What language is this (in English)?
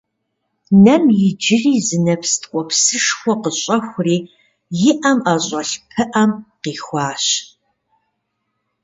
Kabardian